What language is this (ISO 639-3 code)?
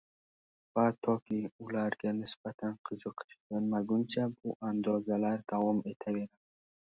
uzb